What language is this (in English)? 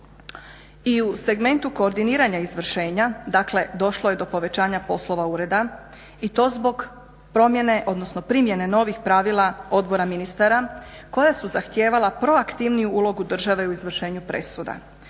Croatian